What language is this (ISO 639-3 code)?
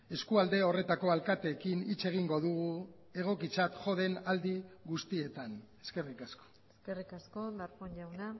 eus